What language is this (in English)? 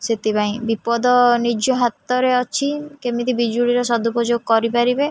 Odia